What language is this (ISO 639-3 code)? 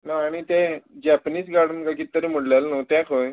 kok